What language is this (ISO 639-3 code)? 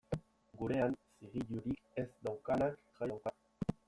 eus